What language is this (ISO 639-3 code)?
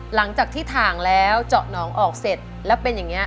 tha